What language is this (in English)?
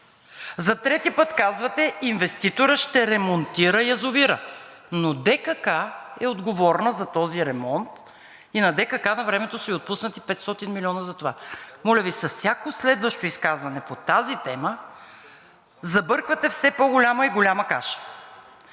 Bulgarian